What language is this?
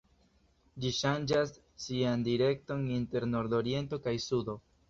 Esperanto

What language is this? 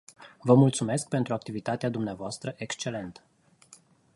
Romanian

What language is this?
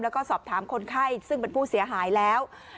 Thai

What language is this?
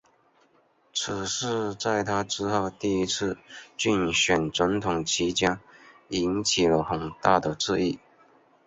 Chinese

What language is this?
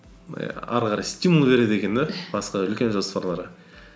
Kazakh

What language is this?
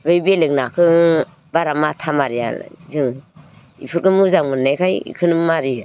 Bodo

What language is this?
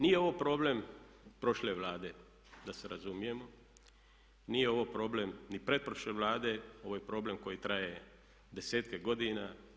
Croatian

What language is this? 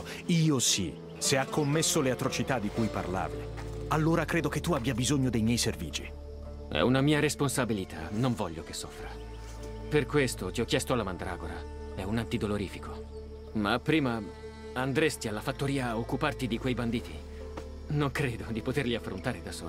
Italian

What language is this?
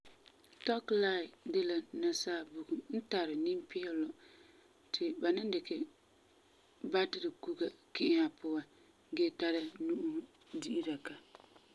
Frafra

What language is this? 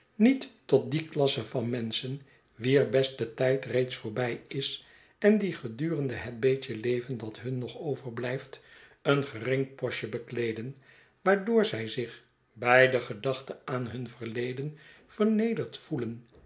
Dutch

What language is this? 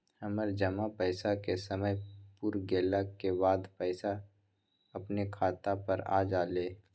Magahi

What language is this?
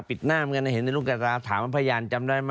Thai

